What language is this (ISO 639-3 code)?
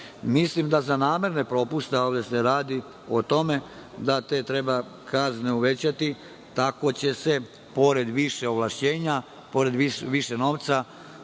srp